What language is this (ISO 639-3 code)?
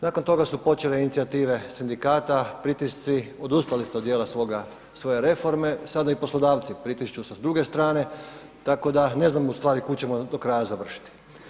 hrv